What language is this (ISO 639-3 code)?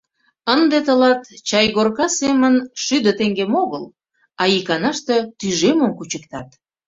chm